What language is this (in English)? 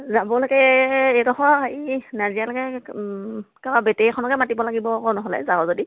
Assamese